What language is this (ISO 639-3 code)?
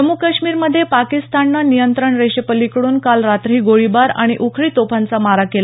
mar